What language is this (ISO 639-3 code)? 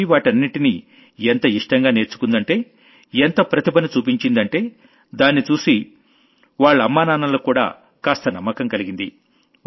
tel